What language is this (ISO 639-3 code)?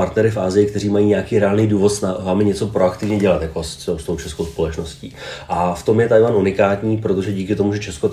ces